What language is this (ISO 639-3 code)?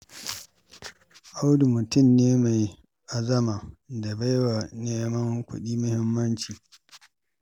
hau